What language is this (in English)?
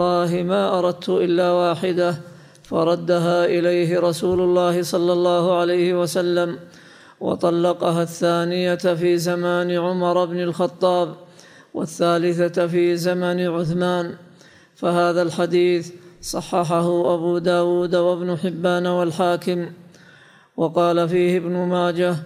Arabic